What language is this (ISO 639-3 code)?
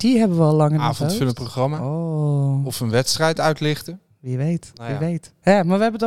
nld